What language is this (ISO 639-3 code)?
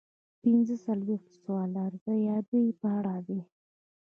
pus